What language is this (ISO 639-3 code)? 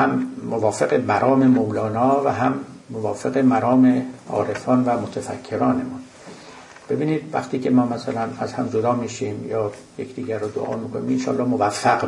fas